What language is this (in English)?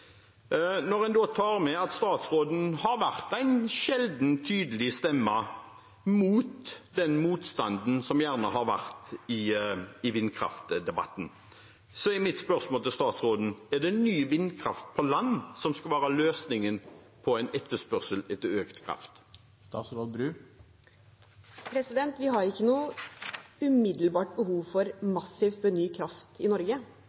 Norwegian Bokmål